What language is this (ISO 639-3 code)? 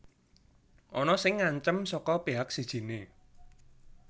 jav